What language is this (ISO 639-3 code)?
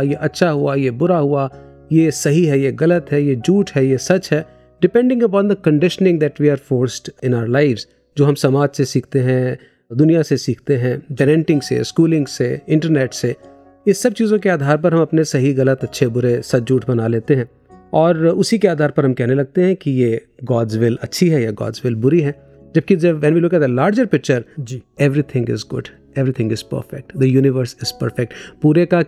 hin